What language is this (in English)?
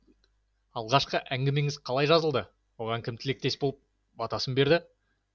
Kazakh